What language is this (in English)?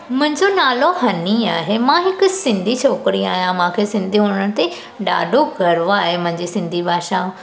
Sindhi